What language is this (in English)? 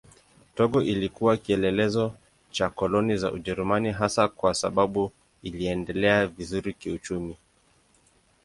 Swahili